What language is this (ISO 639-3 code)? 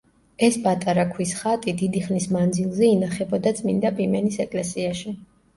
kat